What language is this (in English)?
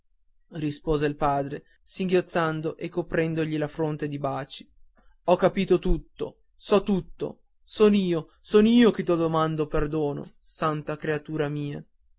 Italian